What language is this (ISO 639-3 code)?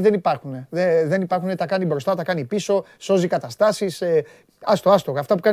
ell